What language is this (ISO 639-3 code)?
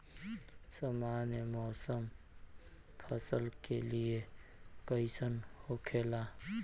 bho